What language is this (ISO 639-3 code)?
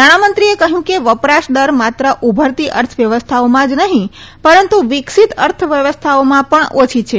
guj